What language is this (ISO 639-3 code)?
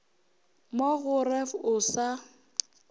nso